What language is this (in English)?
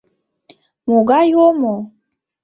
Mari